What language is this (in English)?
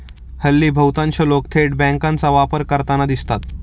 Marathi